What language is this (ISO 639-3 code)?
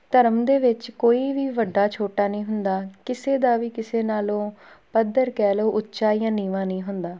pan